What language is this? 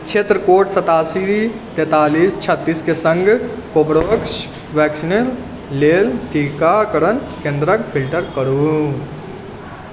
Maithili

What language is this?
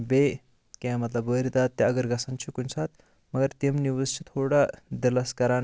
Kashmiri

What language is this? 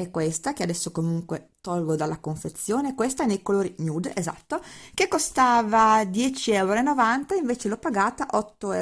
Italian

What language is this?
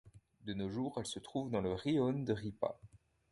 French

